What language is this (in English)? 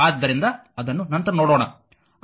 Kannada